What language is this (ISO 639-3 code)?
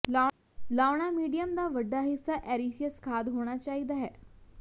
pan